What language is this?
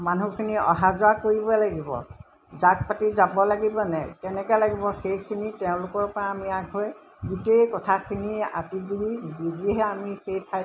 Assamese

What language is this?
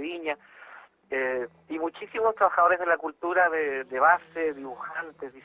Spanish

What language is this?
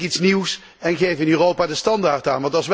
Dutch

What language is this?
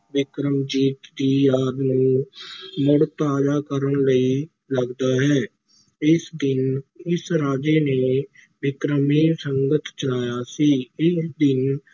Punjabi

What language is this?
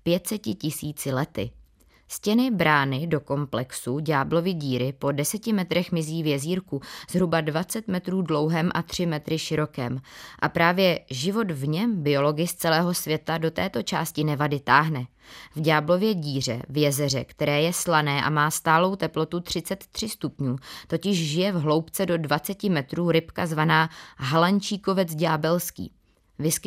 Czech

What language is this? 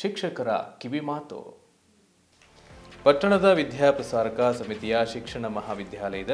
Hindi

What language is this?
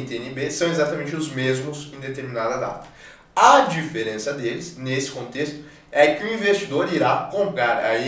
Portuguese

